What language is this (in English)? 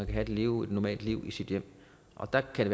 Danish